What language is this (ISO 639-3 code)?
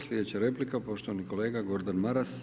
hrv